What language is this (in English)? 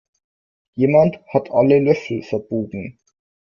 German